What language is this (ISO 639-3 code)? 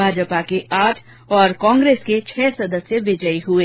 hin